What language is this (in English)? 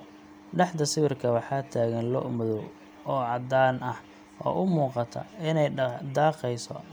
Somali